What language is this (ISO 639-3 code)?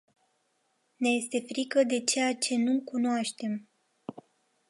ron